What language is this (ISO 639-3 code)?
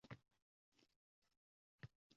uzb